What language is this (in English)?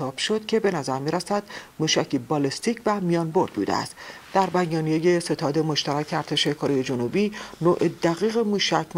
Persian